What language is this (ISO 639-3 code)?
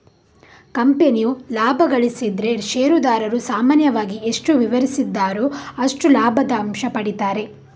kan